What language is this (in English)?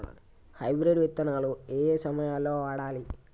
Telugu